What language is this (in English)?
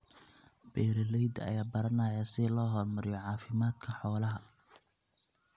Somali